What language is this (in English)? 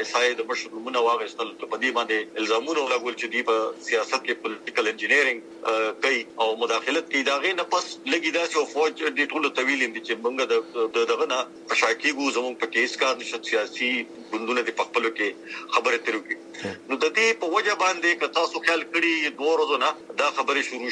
Urdu